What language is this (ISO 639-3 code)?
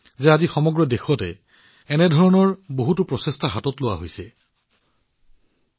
asm